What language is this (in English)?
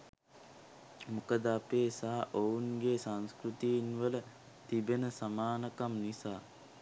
Sinhala